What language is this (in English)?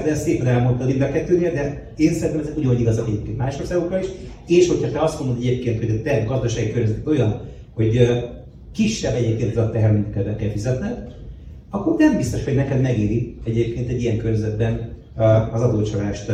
Hungarian